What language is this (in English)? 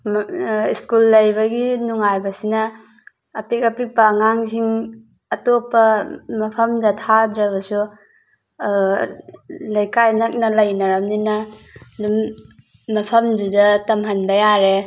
Manipuri